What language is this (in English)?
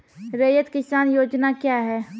Maithili